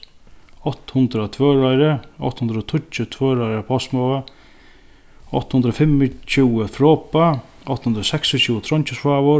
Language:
Faroese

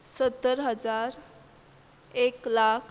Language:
Konkani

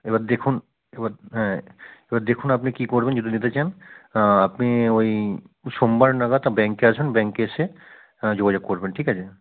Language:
Bangla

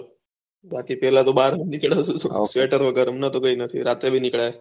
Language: Gujarati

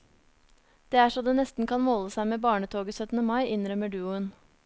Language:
Norwegian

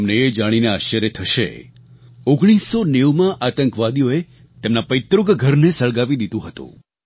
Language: Gujarati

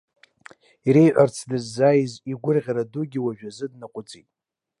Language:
Abkhazian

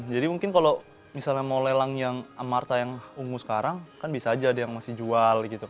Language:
Indonesian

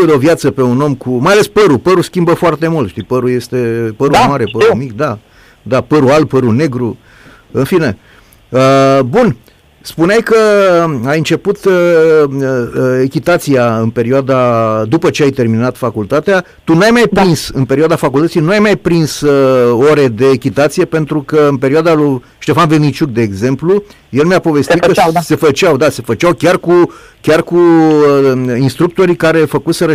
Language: Romanian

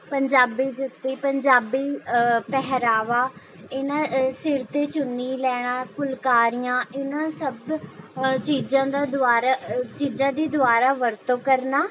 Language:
Punjabi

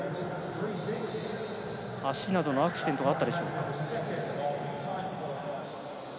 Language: Japanese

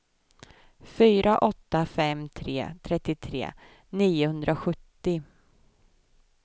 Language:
Swedish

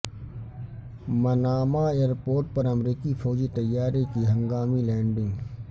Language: Urdu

